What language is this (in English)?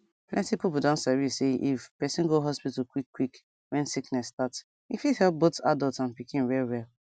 Nigerian Pidgin